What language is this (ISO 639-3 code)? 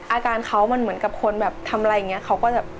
tha